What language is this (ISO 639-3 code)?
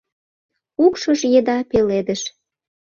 chm